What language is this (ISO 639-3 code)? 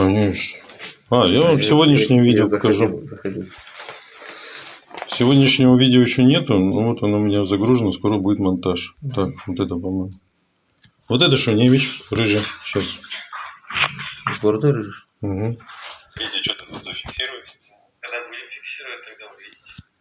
rus